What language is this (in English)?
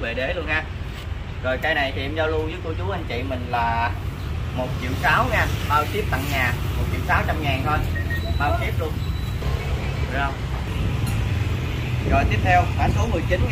Vietnamese